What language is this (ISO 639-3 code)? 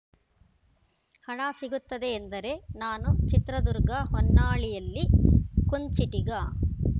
kan